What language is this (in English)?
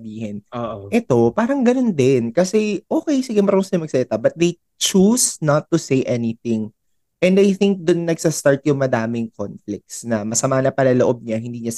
Filipino